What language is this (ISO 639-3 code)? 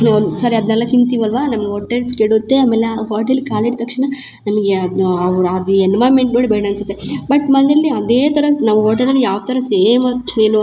kan